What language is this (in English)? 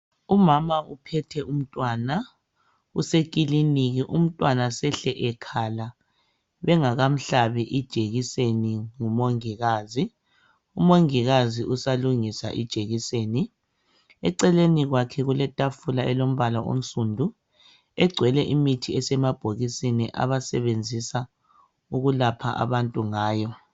North Ndebele